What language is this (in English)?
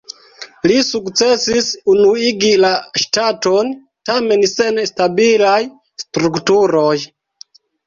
Esperanto